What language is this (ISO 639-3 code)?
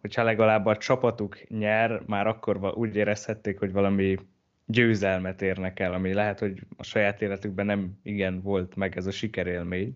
hun